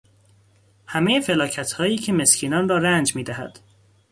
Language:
Persian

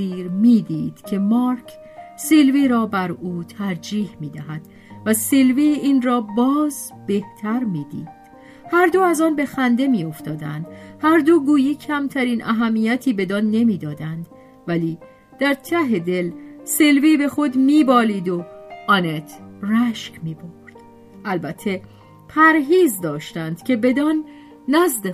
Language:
Persian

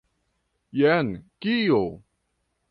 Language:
Esperanto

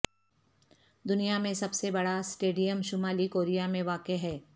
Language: Urdu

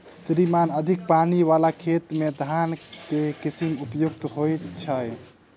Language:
Maithili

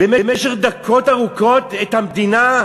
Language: Hebrew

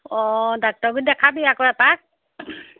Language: Assamese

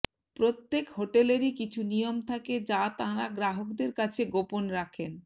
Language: Bangla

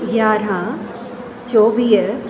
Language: Sindhi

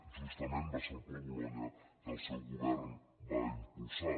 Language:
Catalan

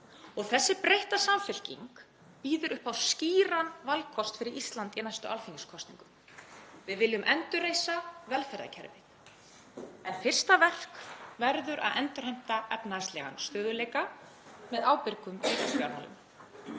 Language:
Icelandic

